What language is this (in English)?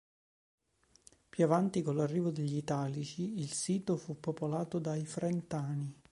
Italian